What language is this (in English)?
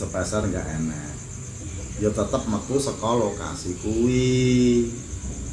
Indonesian